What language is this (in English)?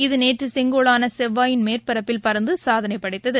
Tamil